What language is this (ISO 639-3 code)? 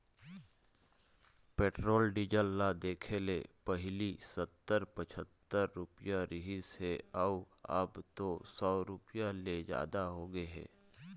hne